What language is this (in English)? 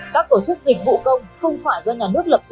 Vietnamese